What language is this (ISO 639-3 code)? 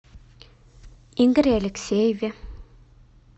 rus